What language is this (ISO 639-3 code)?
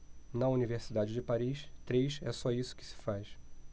por